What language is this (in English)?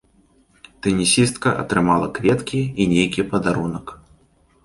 Belarusian